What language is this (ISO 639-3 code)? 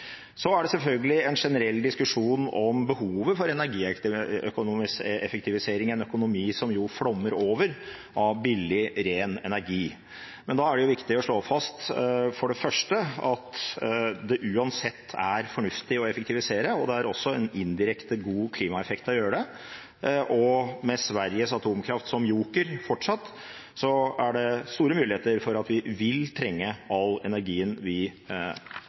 nob